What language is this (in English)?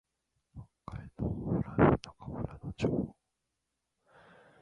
Japanese